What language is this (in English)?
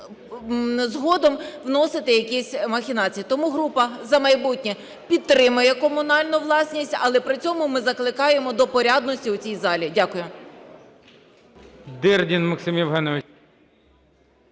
Ukrainian